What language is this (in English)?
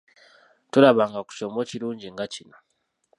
Ganda